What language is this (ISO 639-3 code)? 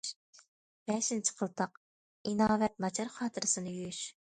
uig